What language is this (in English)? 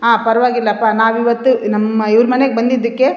Kannada